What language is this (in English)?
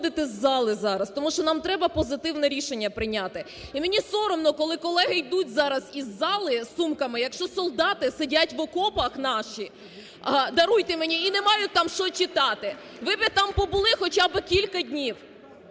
Ukrainian